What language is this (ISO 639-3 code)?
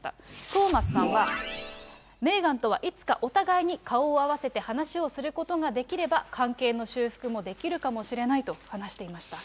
jpn